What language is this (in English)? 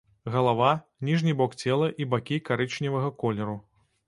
Belarusian